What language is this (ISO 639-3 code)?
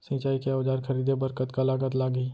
hne